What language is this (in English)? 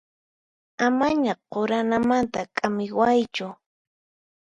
Puno Quechua